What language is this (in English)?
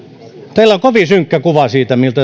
Finnish